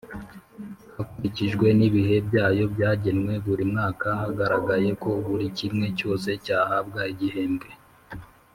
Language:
Kinyarwanda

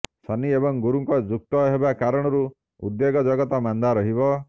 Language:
Odia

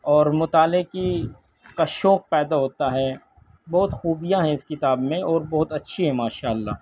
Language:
Urdu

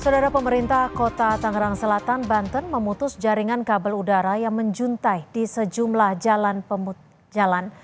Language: Indonesian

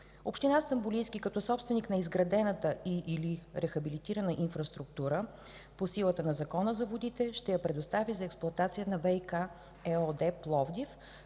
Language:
Bulgarian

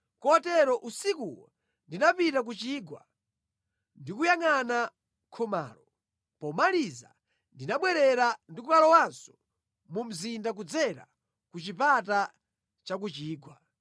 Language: Nyanja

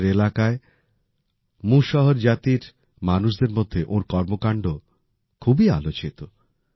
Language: Bangla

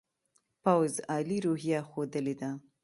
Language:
Pashto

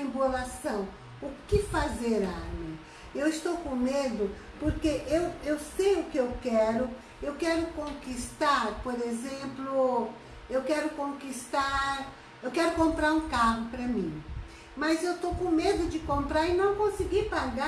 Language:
Portuguese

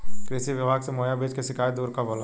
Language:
Bhojpuri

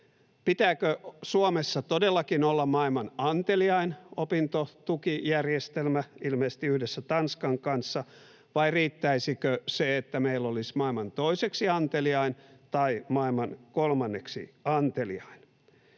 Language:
Finnish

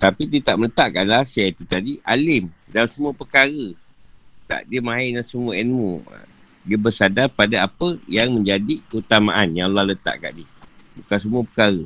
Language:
Malay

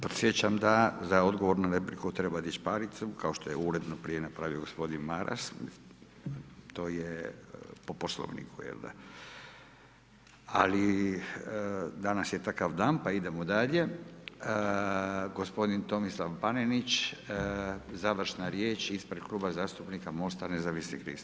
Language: Croatian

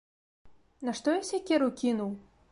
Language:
Belarusian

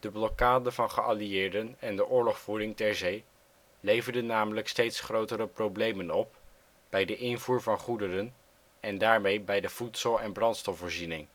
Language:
Dutch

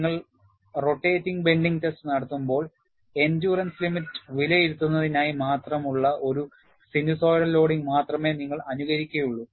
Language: Malayalam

